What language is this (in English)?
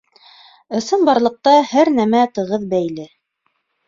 Bashkir